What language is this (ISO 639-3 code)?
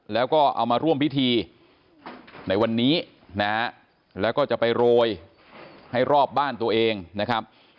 tha